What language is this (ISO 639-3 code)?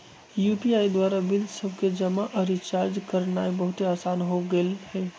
mag